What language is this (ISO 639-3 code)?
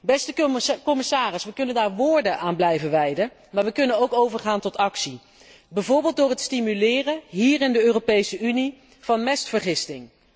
nld